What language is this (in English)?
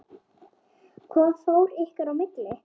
Icelandic